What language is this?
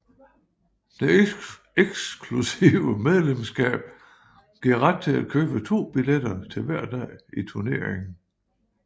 Danish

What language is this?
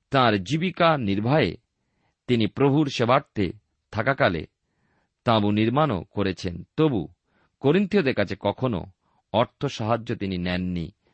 Bangla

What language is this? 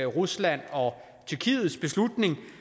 Danish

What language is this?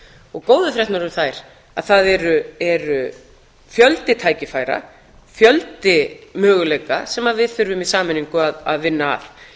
Icelandic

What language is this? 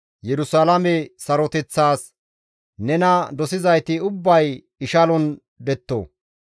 Gamo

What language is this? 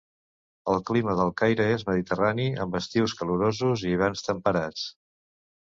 Catalan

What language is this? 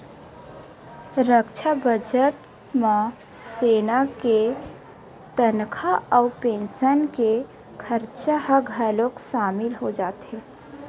Chhattisgarhi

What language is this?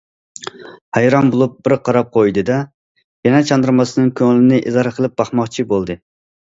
Uyghur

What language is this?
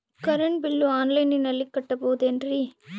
Kannada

